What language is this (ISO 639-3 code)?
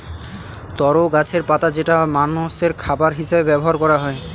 ben